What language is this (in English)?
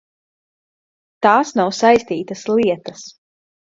Latvian